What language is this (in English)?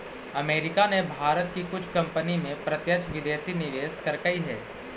Magahi